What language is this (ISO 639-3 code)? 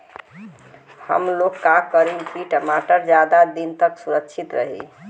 bho